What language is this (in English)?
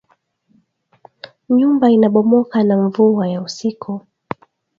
Swahili